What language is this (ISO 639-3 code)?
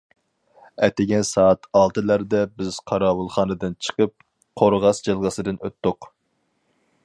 uig